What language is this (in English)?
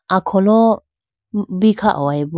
Idu-Mishmi